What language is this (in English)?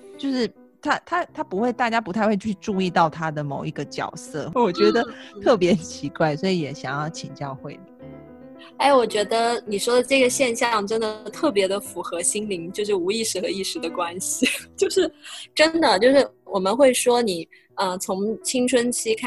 Chinese